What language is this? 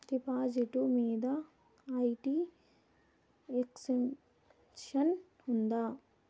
Telugu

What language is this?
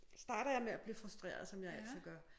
Danish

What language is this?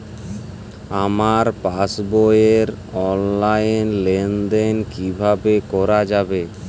Bangla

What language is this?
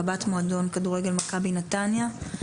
Hebrew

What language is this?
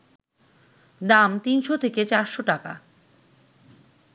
Bangla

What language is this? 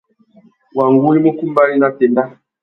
Tuki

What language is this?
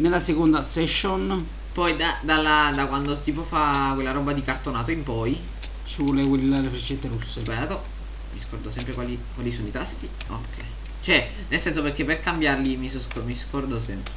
Italian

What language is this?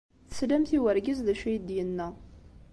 Kabyle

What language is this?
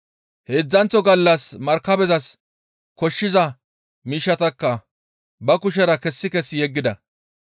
Gamo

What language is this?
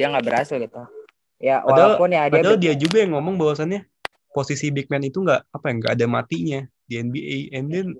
Indonesian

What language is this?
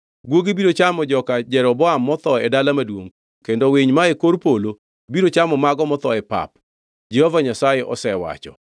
Luo (Kenya and Tanzania)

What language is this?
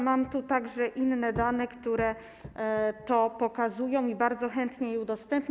Polish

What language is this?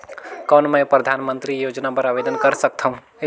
Chhattisgarhi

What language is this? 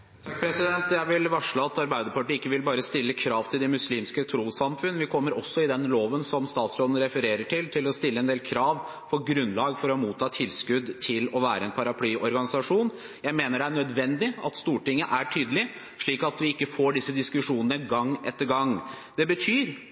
Norwegian Bokmål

